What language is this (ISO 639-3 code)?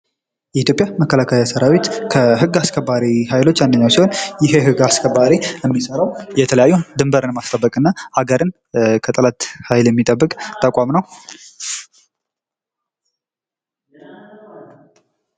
amh